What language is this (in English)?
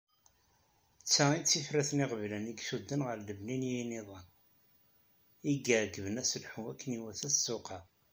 Kabyle